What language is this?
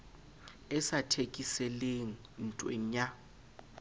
Southern Sotho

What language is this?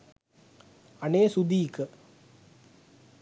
Sinhala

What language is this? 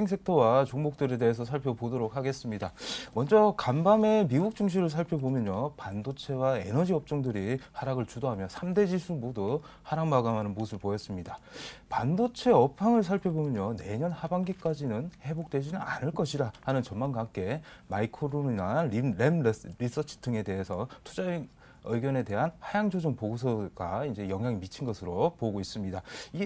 Korean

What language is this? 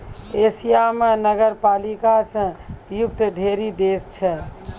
Maithili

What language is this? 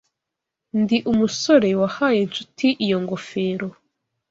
Kinyarwanda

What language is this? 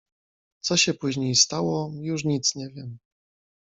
Polish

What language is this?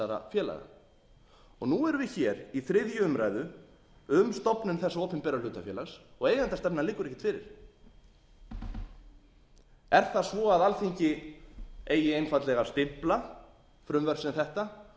Icelandic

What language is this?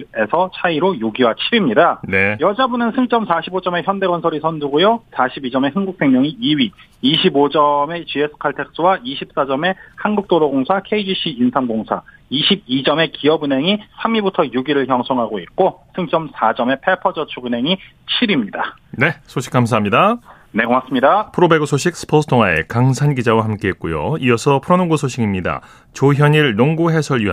Korean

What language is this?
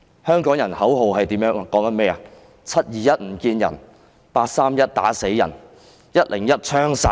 Cantonese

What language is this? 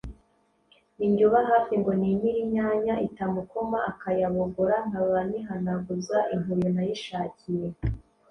Kinyarwanda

